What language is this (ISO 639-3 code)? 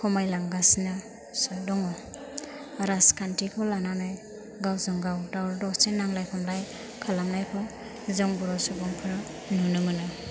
brx